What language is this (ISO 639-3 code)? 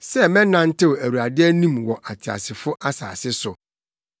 aka